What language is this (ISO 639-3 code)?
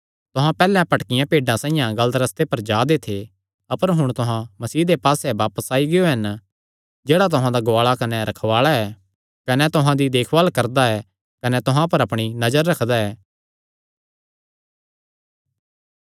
xnr